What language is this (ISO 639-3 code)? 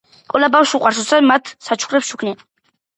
kat